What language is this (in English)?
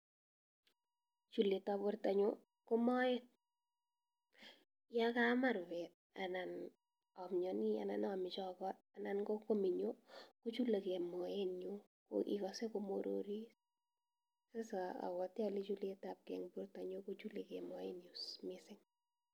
Kalenjin